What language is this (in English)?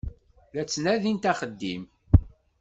Kabyle